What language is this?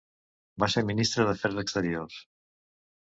Catalan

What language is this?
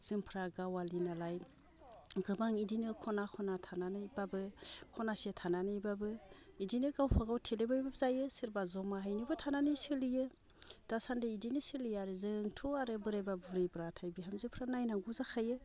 Bodo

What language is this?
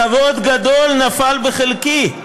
Hebrew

